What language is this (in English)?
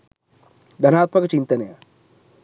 Sinhala